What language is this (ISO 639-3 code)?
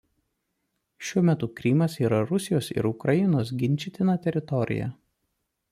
lit